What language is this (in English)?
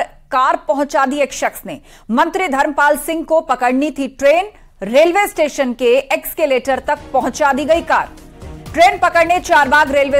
Hindi